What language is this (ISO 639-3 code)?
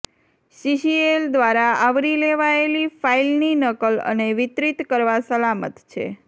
guj